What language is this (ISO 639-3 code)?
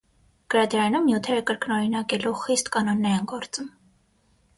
hye